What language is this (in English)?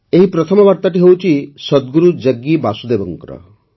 Odia